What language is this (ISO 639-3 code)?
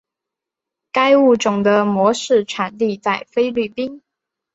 zho